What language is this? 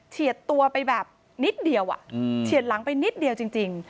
Thai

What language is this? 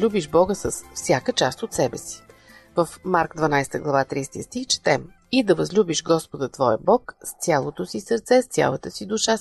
Bulgarian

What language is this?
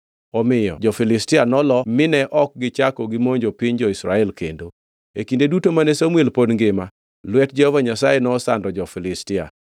Luo (Kenya and Tanzania)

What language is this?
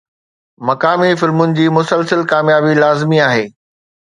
Sindhi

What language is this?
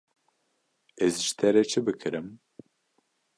Kurdish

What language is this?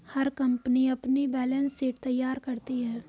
Hindi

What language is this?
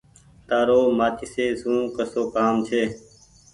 Goaria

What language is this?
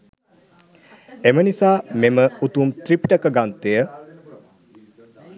Sinhala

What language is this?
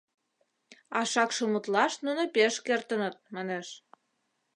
Mari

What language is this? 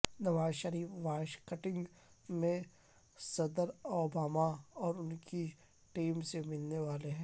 Urdu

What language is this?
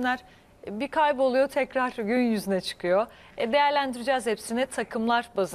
Turkish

